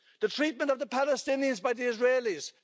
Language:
English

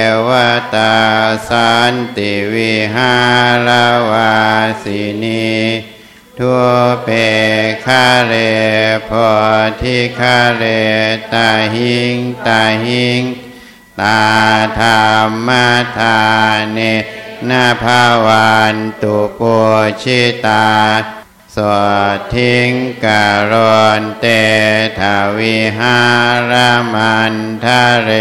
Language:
Thai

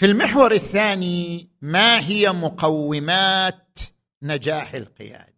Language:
Arabic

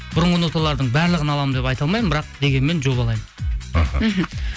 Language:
Kazakh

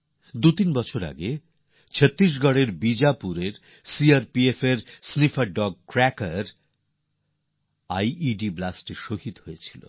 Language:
Bangla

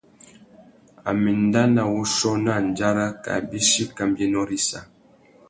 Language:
Tuki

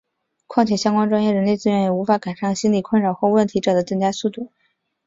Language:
Chinese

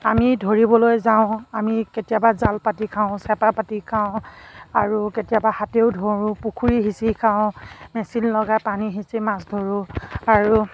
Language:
Assamese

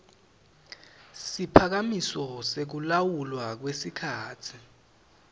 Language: Swati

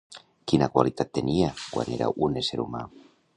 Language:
Catalan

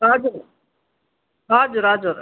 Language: Nepali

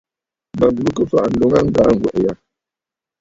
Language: Bafut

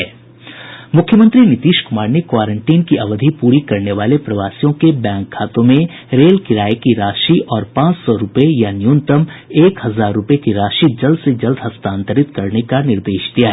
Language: Hindi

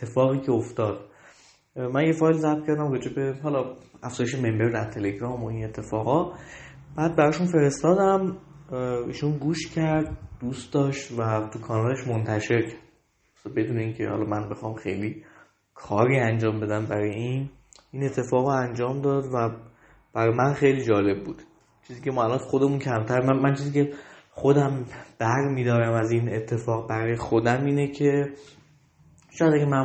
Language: Persian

